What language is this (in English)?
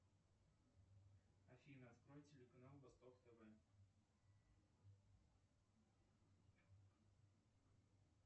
Russian